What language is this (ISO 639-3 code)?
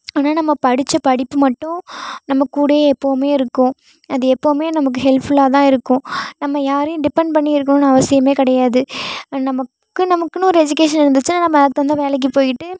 tam